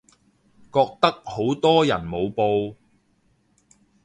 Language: Cantonese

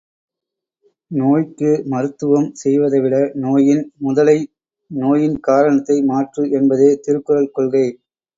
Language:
Tamil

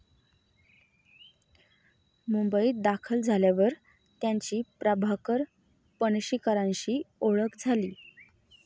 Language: Marathi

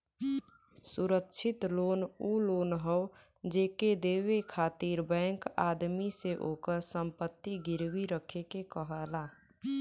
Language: Bhojpuri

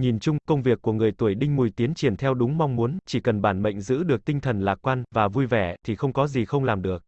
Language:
Vietnamese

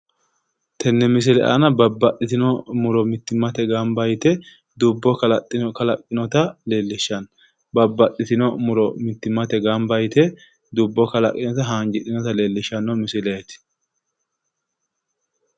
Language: Sidamo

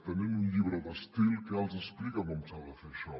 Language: Catalan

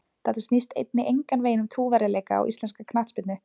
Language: Icelandic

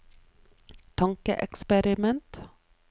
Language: Norwegian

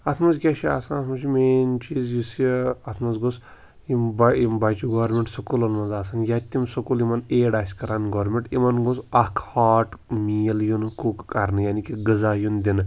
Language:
Kashmiri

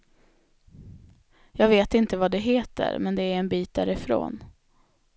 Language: Swedish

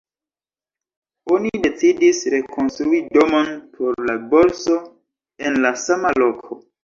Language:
Esperanto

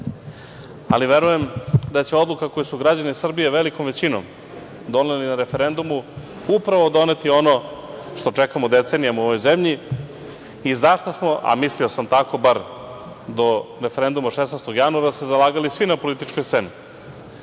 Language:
Serbian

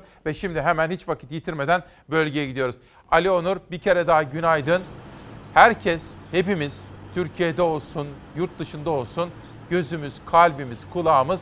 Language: Turkish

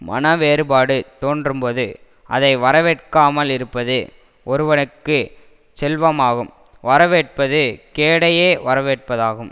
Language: Tamil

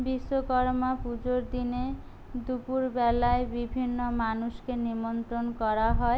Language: Bangla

